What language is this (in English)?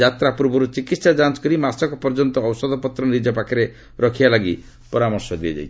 Odia